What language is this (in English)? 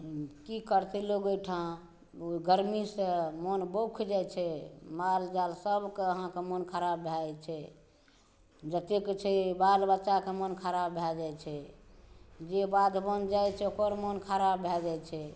Maithili